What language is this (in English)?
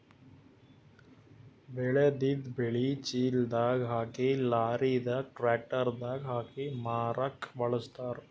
Kannada